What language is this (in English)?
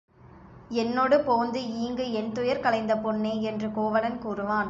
Tamil